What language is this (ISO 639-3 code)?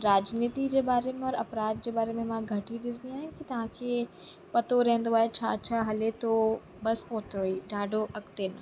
snd